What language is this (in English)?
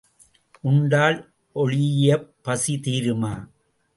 Tamil